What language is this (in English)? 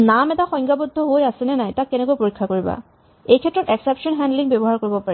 Assamese